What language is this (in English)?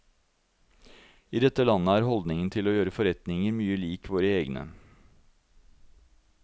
Norwegian